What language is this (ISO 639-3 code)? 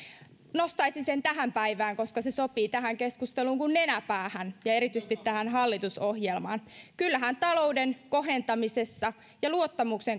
fin